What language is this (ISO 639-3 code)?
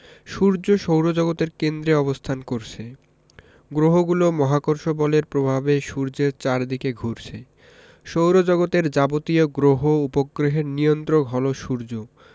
ben